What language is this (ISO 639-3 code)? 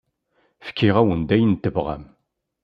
kab